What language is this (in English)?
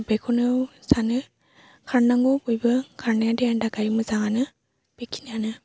Bodo